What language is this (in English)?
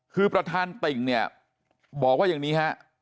Thai